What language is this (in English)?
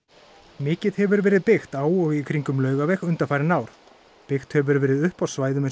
Icelandic